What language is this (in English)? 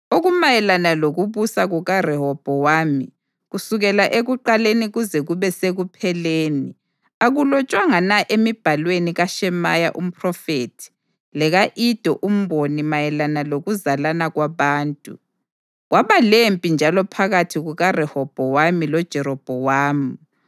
North Ndebele